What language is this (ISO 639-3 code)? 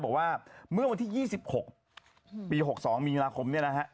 tha